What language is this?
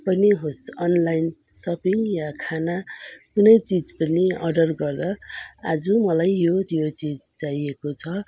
Nepali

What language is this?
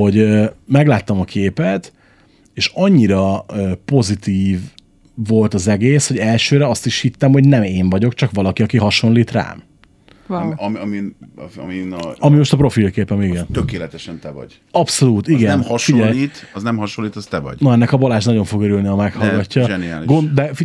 Hungarian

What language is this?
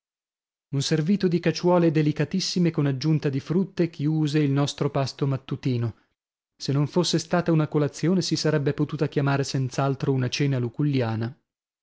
Italian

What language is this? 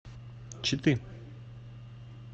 Russian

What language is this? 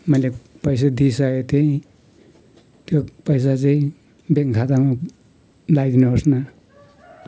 Nepali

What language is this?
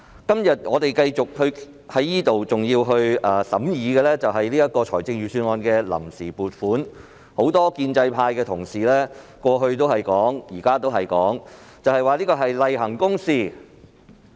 Cantonese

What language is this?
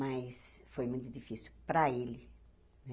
Portuguese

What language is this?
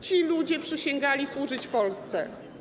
Polish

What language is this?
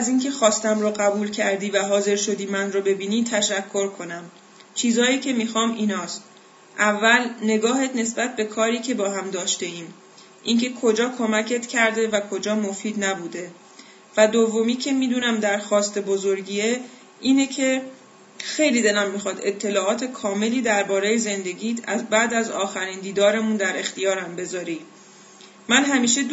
Persian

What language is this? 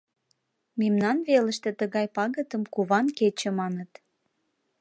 Mari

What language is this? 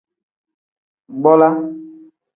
Tem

